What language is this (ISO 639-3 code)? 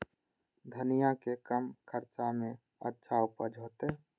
mai